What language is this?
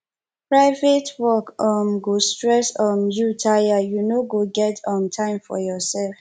Nigerian Pidgin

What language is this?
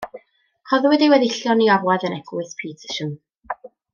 Welsh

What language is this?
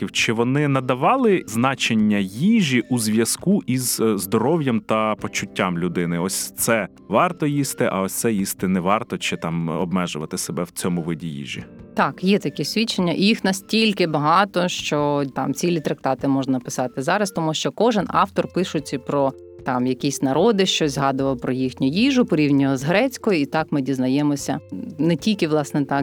Ukrainian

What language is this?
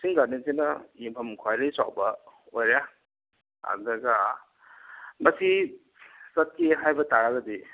Manipuri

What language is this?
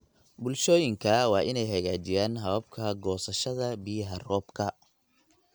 Somali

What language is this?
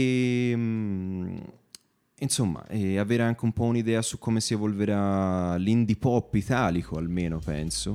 Italian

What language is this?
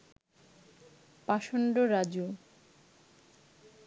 Bangla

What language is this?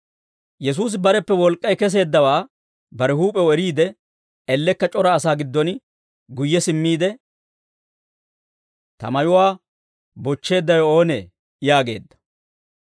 Dawro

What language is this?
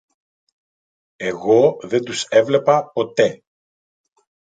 Greek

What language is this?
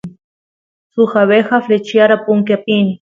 Santiago del Estero Quichua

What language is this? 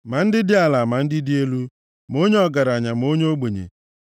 Igbo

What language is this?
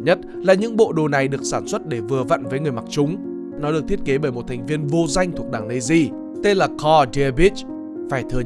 Vietnamese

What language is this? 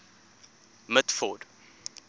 English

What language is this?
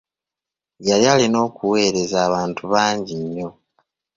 Ganda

